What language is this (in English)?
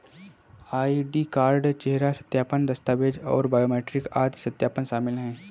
Hindi